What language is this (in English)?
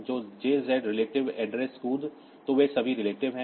Hindi